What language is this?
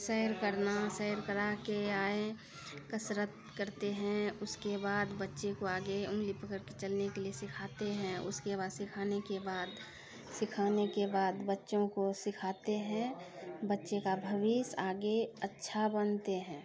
Maithili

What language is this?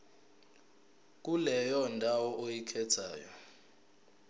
Zulu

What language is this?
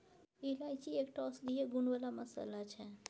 Maithili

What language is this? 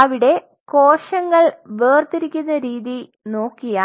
Malayalam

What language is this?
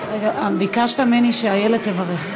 Hebrew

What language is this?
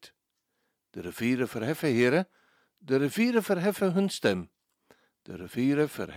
Dutch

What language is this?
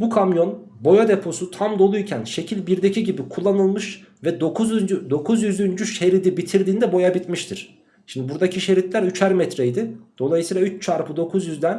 Turkish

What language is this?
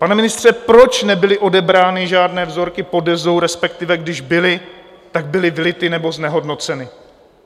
Czech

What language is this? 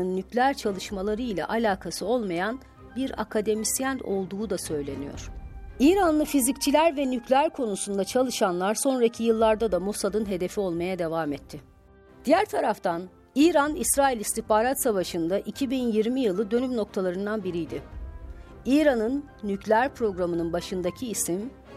Turkish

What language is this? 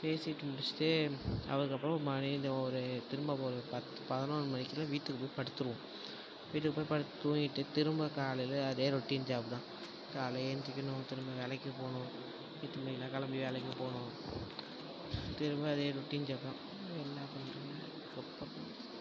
Tamil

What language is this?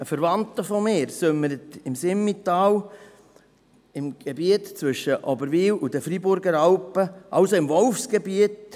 Swiss German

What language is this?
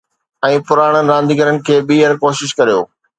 Sindhi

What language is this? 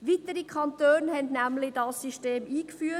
Swiss German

